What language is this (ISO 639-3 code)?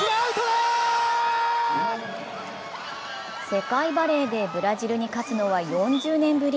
jpn